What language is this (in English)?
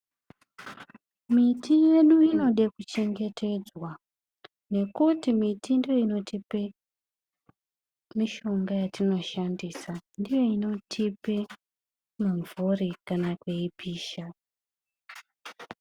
Ndau